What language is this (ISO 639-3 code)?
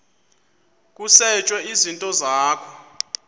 xho